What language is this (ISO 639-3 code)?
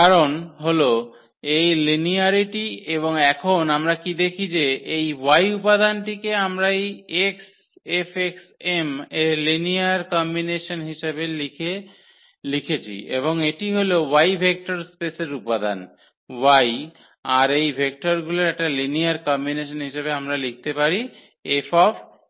ben